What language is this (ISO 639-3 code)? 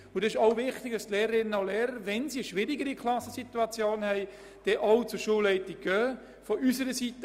gsw